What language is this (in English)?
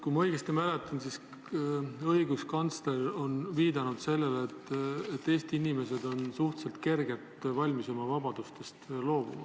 Estonian